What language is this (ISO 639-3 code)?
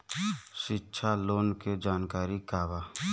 bho